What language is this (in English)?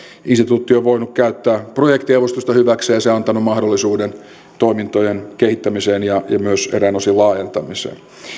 Finnish